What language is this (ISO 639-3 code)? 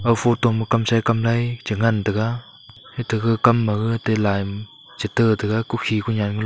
nnp